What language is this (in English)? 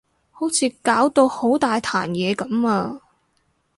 Cantonese